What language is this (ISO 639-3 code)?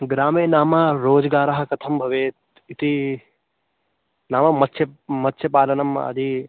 san